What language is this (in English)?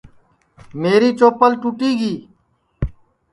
Sansi